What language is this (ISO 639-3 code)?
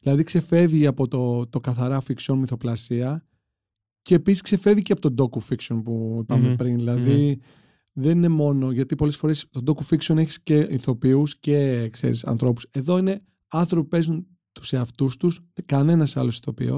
ell